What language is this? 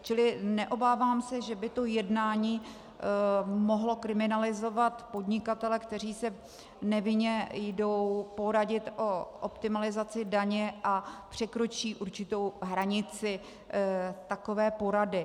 Czech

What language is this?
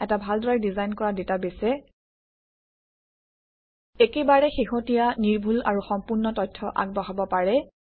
Assamese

